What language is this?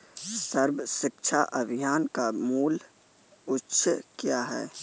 Hindi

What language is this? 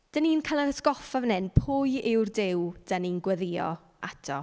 Welsh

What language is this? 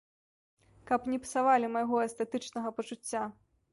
Belarusian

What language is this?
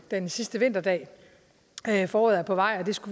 Danish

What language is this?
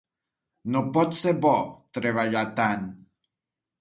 Catalan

